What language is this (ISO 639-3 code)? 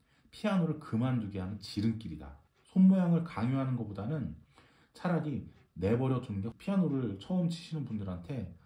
kor